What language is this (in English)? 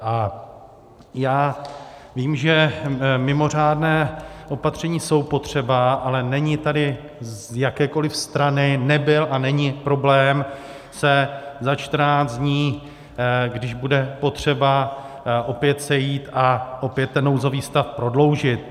Czech